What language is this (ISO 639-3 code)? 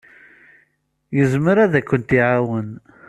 kab